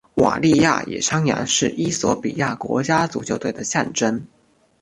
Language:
Chinese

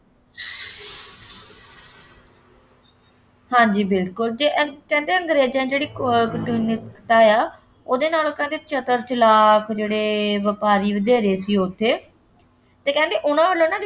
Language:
Punjabi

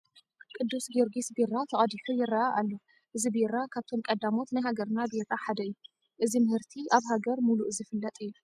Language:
Tigrinya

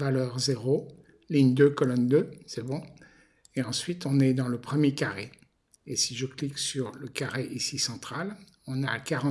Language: French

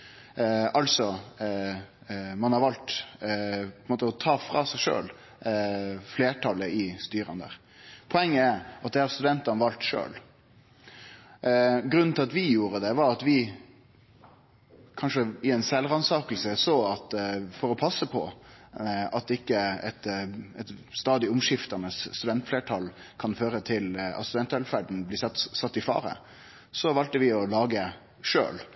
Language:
Norwegian Nynorsk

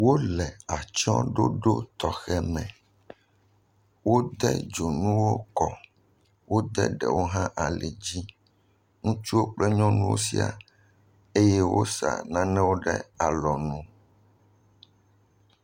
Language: Ewe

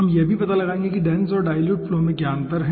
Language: Hindi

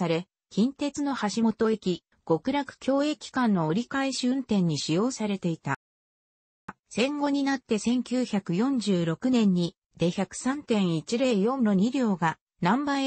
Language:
Japanese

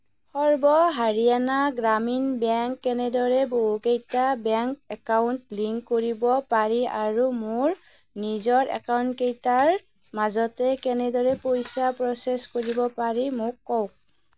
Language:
Assamese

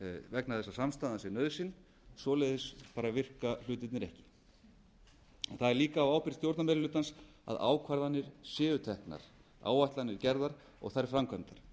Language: Icelandic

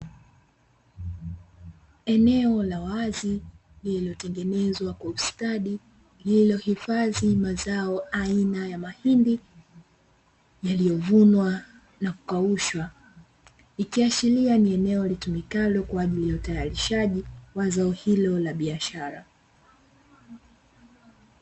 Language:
Swahili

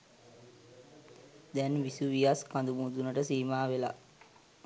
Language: Sinhala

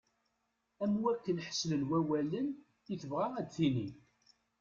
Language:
Kabyle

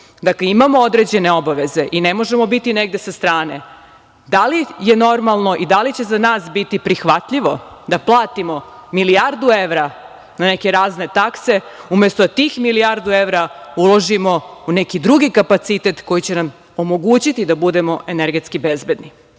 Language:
Serbian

